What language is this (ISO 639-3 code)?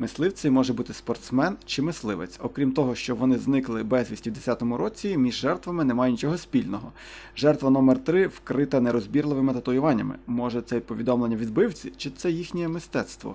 ukr